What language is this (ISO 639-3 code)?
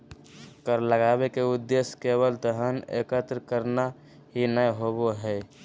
mag